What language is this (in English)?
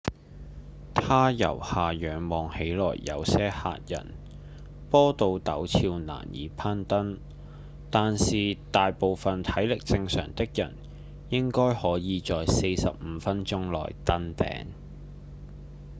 Cantonese